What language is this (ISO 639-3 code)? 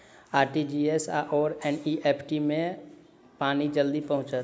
mai